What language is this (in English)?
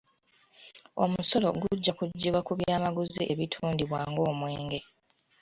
Ganda